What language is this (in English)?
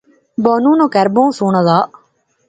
Pahari-Potwari